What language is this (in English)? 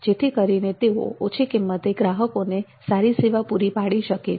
Gujarati